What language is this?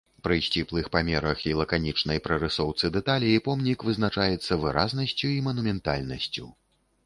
Belarusian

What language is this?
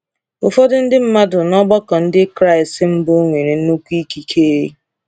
Igbo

